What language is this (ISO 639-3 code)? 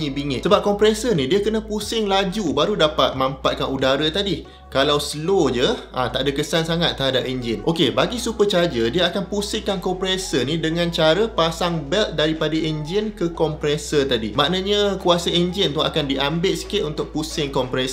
msa